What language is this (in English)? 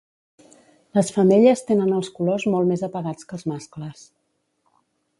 Catalan